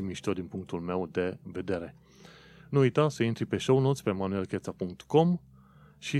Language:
Romanian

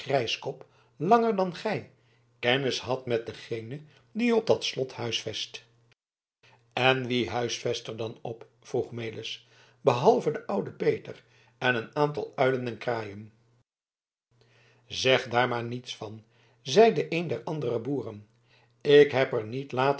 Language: Dutch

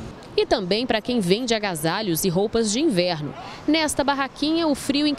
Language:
Portuguese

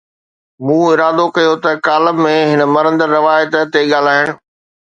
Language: Sindhi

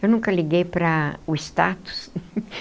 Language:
Portuguese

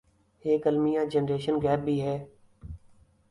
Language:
Urdu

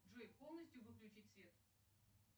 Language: Russian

